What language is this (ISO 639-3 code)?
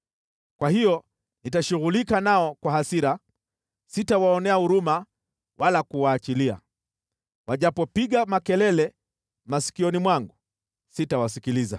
swa